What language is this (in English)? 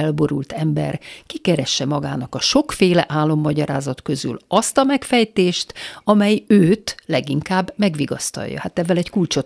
Hungarian